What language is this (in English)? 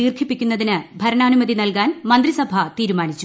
Malayalam